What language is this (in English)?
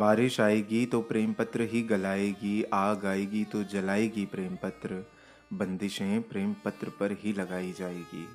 Hindi